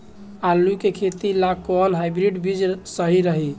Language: Bhojpuri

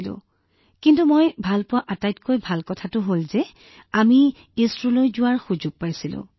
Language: Assamese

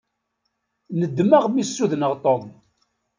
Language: Kabyle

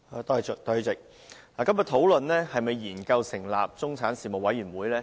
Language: Cantonese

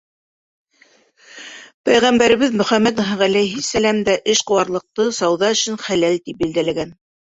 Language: Bashkir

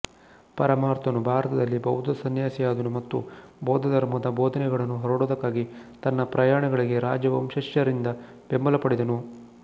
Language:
Kannada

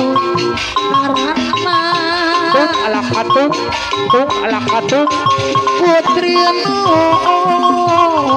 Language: Indonesian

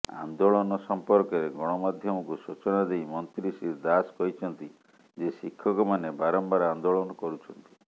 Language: Odia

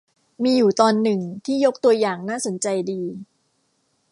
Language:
Thai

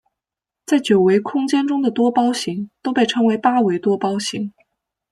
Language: Chinese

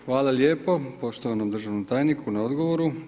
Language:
Croatian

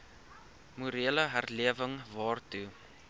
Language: Afrikaans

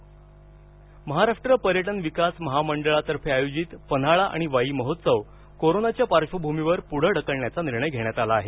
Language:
Marathi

